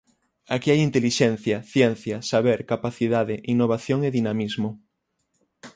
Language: Galician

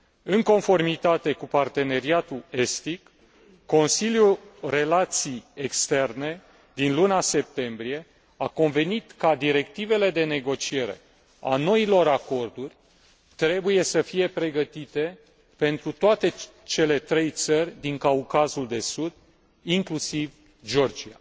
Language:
Romanian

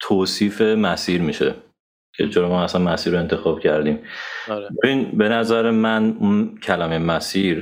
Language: Persian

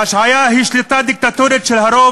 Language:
Hebrew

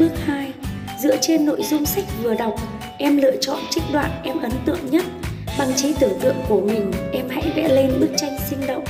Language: Vietnamese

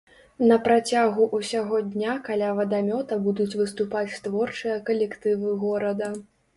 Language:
Belarusian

